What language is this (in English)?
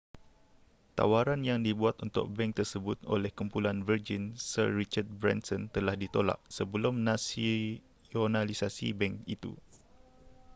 Malay